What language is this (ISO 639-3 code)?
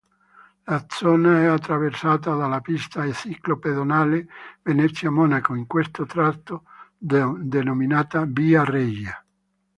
ita